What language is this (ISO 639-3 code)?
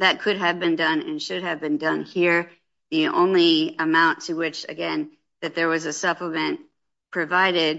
eng